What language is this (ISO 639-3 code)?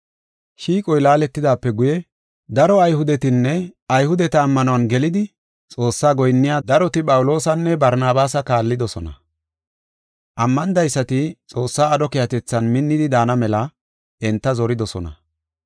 gof